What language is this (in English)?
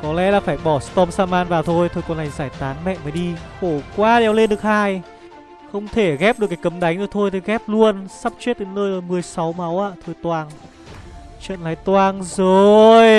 Vietnamese